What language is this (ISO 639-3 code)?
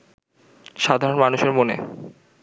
ben